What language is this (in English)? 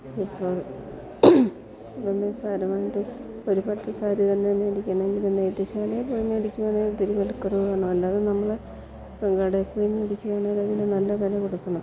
Malayalam